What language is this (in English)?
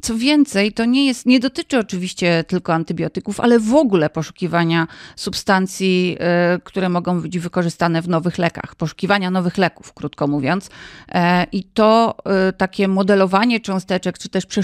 Polish